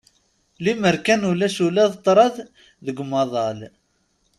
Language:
Kabyle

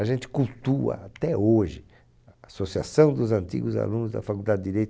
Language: Portuguese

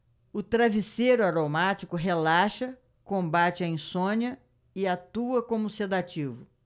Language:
Portuguese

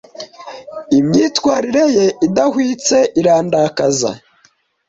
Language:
Kinyarwanda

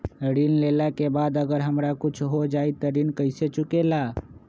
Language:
Magahi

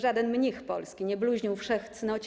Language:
Polish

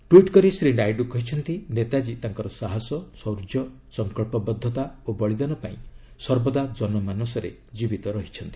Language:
Odia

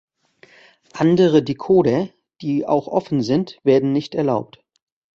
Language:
German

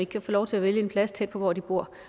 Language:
Danish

